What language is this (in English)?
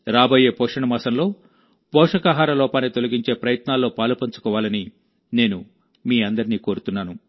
Telugu